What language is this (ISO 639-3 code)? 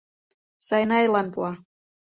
chm